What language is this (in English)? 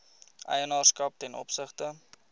Afrikaans